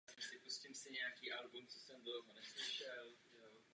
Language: Czech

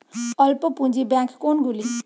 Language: Bangla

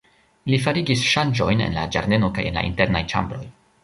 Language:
Esperanto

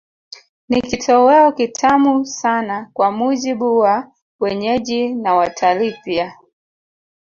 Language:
Swahili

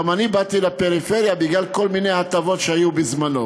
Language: Hebrew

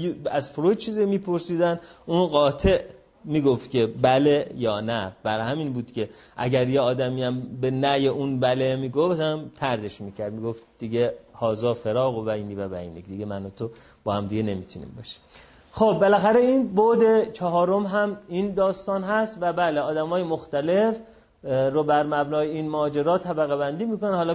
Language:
Persian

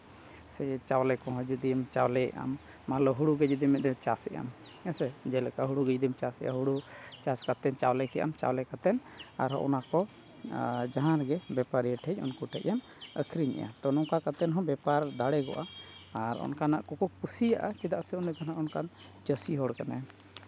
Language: Santali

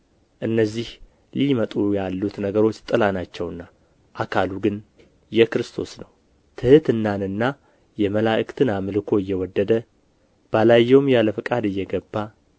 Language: Amharic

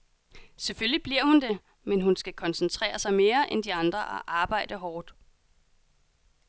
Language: Danish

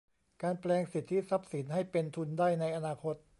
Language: Thai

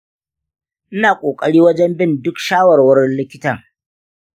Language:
Hausa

